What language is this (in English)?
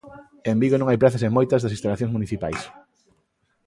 Galician